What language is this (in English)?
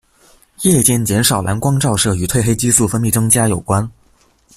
Chinese